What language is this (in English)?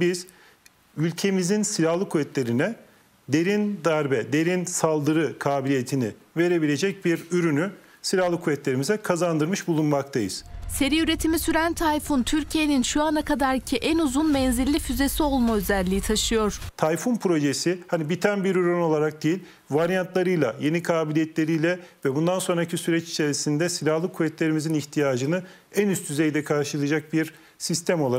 Turkish